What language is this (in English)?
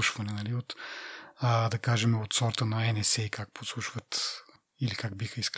Bulgarian